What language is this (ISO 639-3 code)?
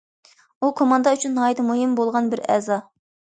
uig